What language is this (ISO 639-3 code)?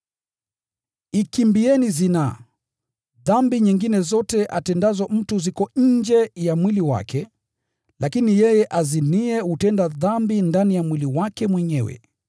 swa